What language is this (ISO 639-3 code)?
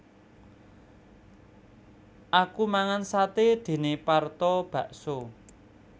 jav